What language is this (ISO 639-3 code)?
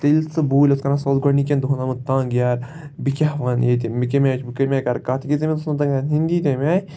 kas